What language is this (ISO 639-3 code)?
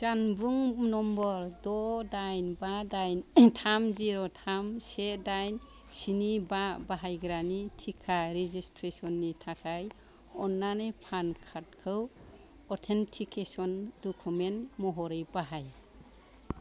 brx